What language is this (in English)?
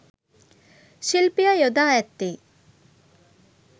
Sinhala